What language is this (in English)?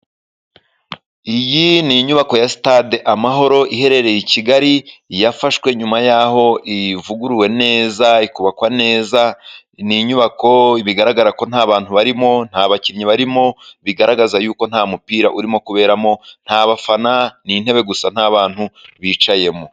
Kinyarwanda